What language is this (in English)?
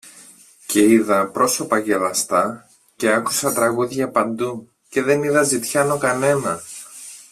Greek